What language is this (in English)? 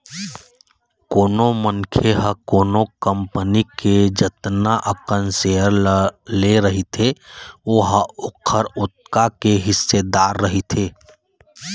Chhattisgarhi